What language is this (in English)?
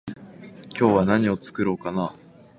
Japanese